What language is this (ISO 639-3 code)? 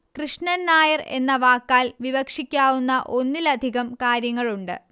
mal